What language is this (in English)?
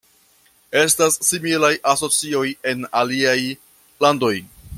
Esperanto